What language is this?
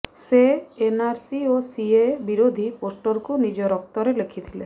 Odia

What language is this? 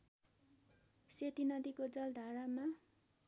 Nepali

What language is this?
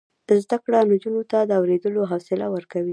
Pashto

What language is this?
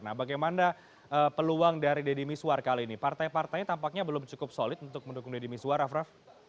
Indonesian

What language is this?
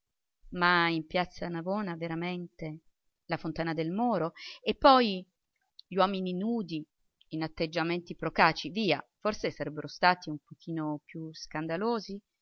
Italian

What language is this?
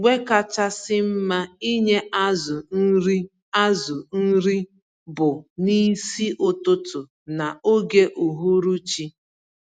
Igbo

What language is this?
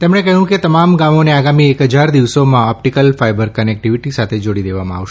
Gujarati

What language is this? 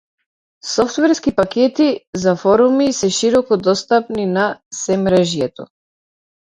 Macedonian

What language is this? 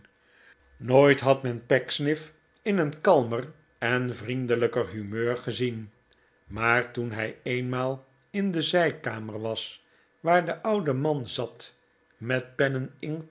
Dutch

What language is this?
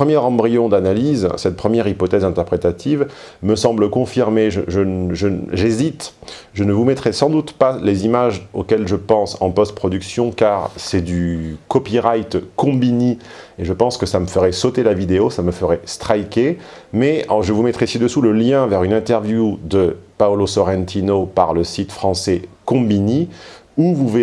French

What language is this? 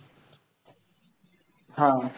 Marathi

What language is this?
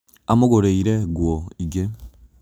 Kikuyu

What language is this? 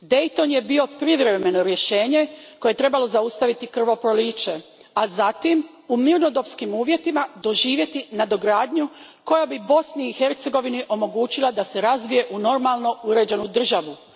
Croatian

